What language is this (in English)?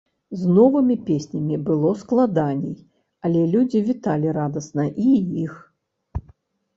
Belarusian